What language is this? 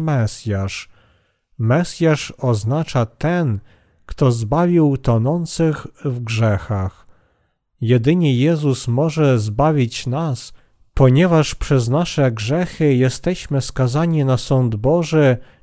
Polish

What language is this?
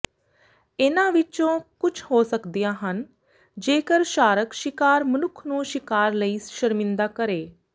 Punjabi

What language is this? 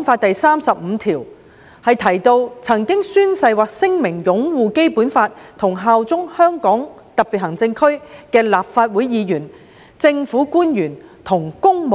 Cantonese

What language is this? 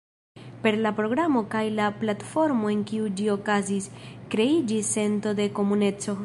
Esperanto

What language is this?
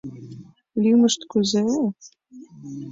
Mari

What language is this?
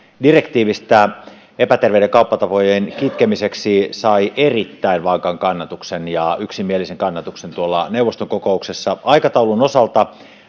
Finnish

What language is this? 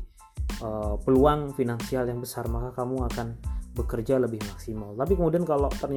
Indonesian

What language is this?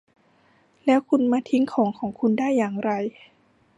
Thai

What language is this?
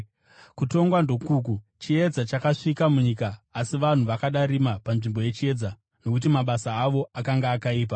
Shona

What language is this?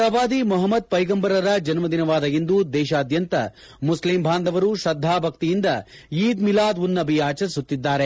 Kannada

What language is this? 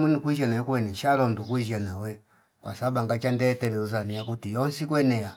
Fipa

